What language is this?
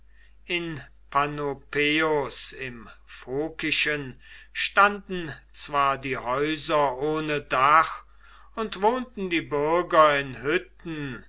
German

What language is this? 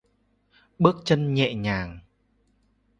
Vietnamese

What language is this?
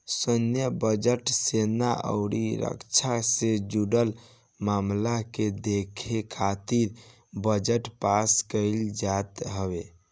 Bhojpuri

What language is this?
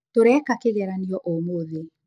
Kikuyu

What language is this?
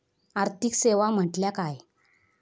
Marathi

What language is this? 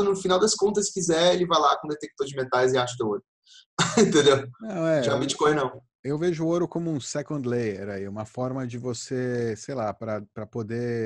Portuguese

